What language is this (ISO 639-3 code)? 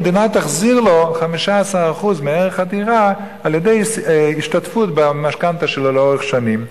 heb